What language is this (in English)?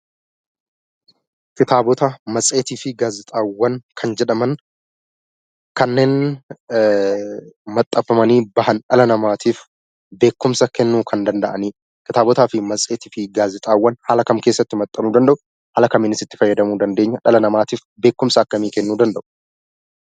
Oromo